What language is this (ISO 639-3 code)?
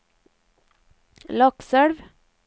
nor